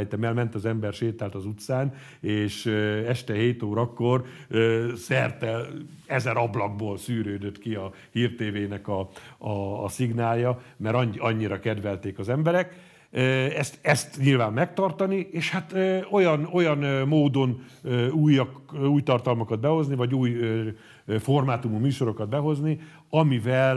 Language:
Hungarian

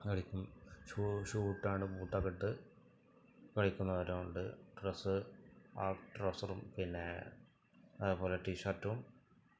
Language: Malayalam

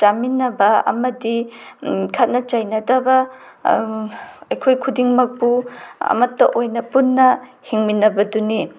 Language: Manipuri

